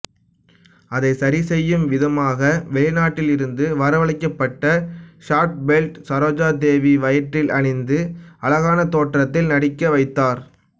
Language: Tamil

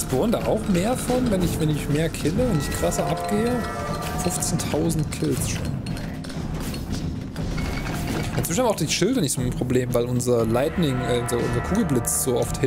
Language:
German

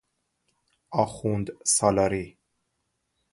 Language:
Persian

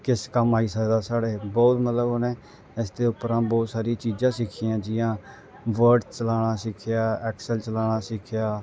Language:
Dogri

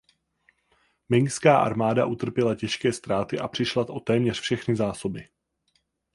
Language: Czech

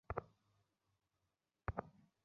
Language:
Bangla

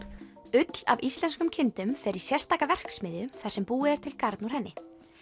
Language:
Icelandic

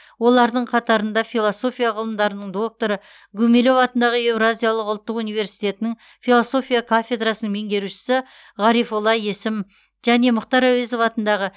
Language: Kazakh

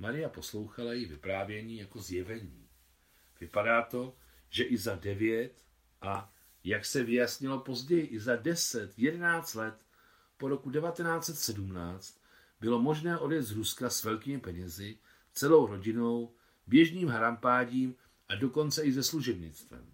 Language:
Czech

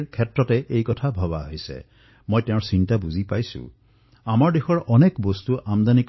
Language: Assamese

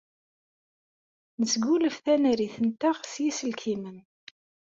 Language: Kabyle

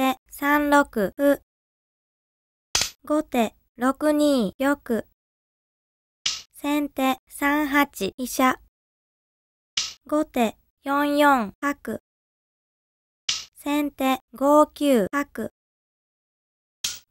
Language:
Japanese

